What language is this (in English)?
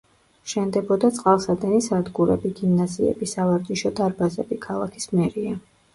Georgian